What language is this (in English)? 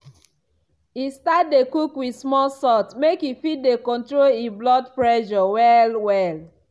Nigerian Pidgin